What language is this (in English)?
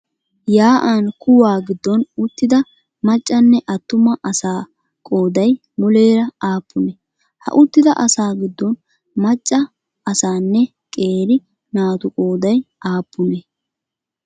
Wolaytta